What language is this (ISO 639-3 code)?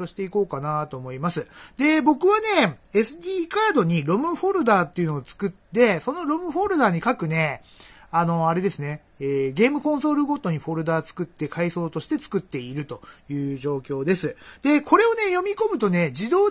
jpn